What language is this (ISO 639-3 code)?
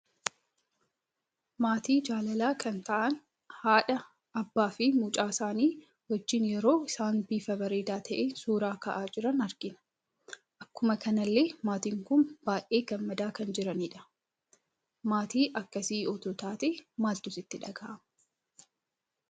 orm